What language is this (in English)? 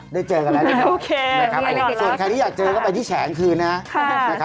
Thai